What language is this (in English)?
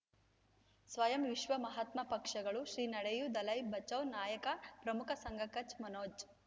Kannada